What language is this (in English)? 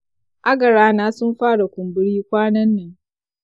Hausa